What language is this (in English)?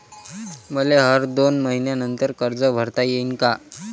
Marathi